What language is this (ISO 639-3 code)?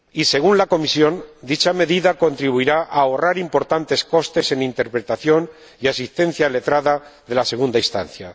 spa